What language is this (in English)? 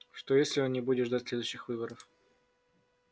Russian